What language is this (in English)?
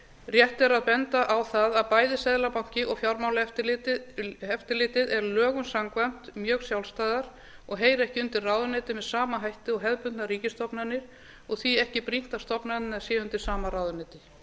Icelandic